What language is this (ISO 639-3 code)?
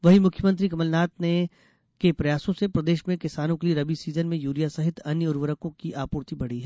hin